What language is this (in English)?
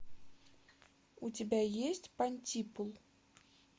Russian